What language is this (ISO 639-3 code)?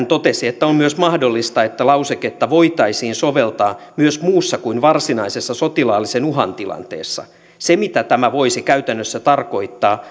fin